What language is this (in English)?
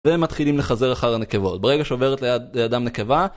Hebrew